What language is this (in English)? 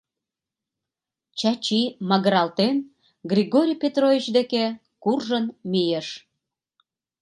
Mari